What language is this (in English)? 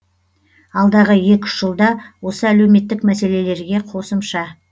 Kazakh